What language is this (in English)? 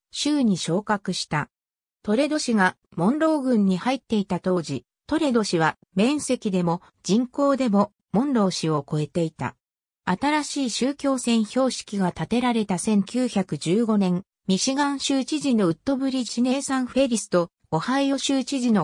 Japanese